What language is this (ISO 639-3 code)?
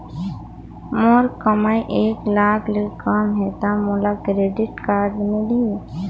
hne